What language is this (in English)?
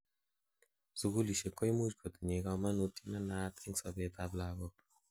Kalenjin